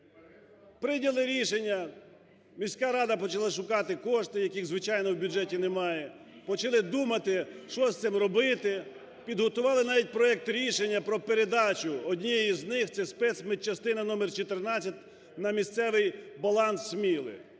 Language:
Ukrainian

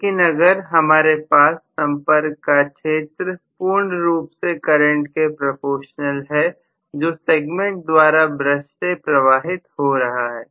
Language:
Hindi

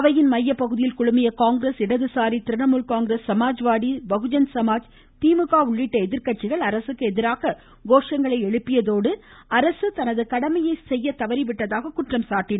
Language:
Tamil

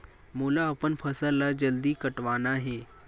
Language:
Chhattisgarhi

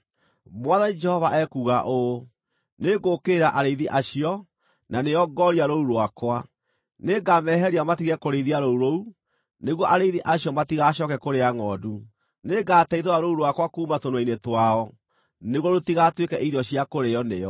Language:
Kikuyu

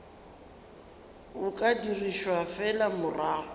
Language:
Northern Sotho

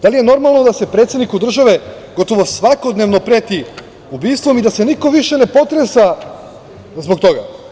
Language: Serbian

